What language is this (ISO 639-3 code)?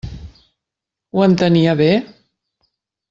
cat